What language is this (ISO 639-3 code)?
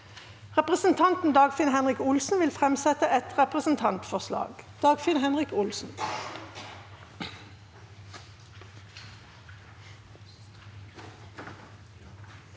nor